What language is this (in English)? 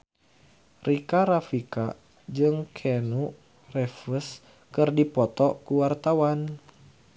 Sundanese